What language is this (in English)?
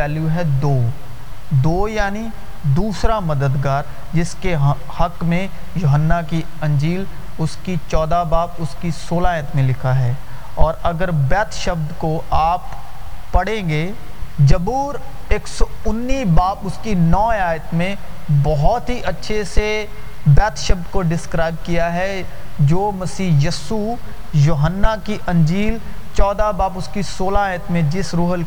Urdu